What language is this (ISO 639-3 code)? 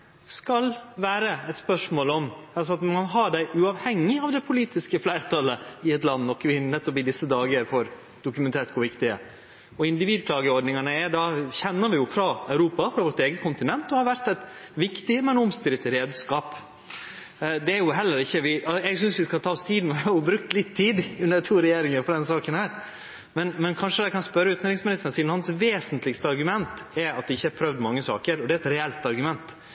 nno